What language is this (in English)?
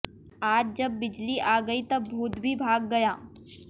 Hindi